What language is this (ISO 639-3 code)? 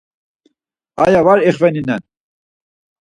lzz